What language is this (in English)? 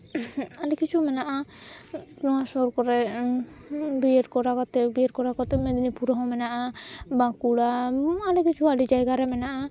Santali